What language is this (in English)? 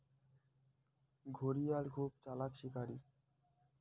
Bangla